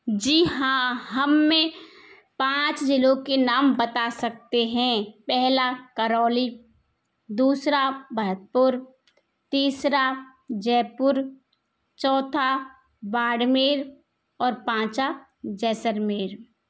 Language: Hindi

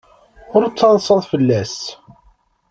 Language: Kabyle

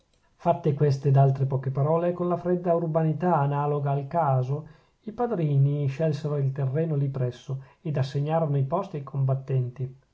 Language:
Italian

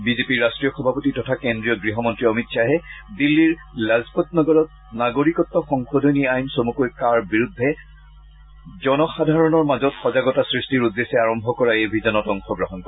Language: Assamese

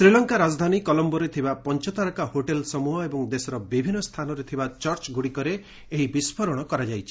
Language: Odia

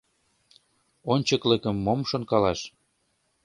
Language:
Mari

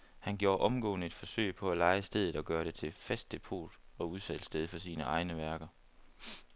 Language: Danish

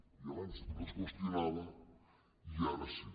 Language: Catalan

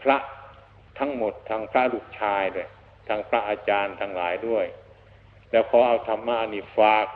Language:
Thai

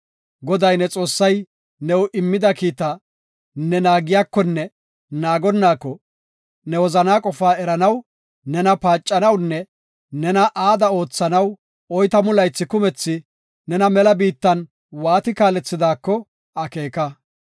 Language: Gofa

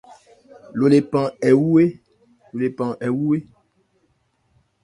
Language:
Ebrié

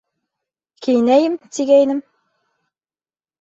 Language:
Bashkir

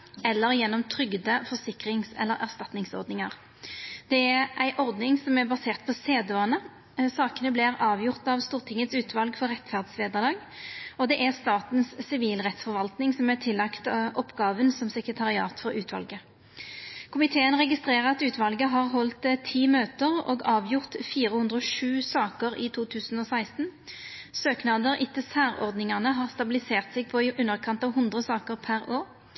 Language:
Norwegian Nynorsk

